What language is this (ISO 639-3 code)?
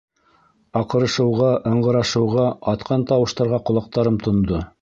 bak